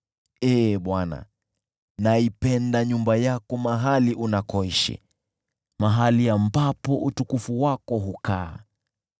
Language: Swahili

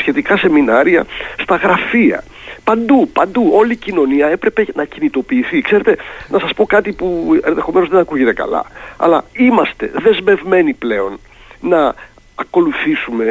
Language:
Greek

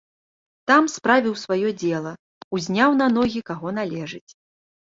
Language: Belarusian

